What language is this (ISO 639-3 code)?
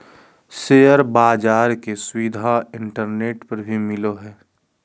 mag